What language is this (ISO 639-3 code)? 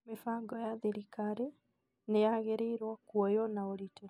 kik